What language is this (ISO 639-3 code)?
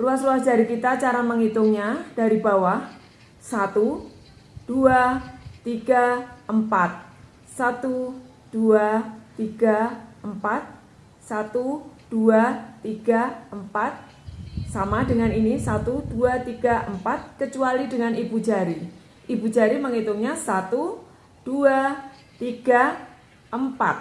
ind